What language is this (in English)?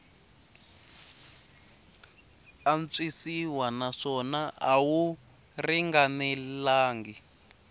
Tsonga